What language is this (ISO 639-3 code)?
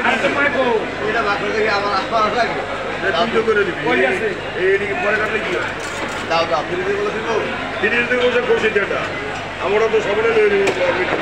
ara